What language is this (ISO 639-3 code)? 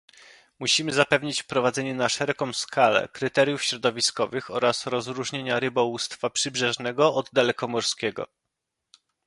pol